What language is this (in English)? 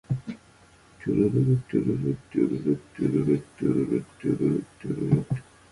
English